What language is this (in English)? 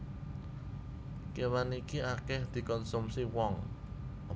Javanese